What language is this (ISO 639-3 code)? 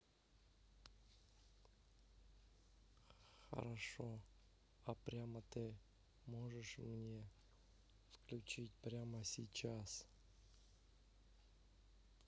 rus